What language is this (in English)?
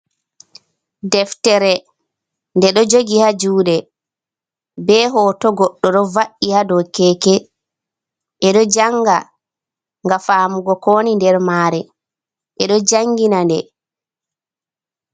Fula